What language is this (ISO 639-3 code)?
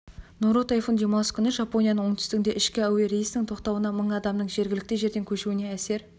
kaz